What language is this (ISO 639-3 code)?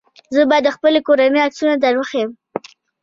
pus